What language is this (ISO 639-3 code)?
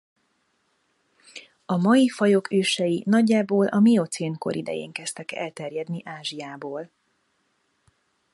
hun